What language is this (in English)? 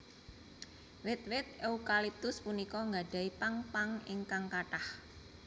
Javanese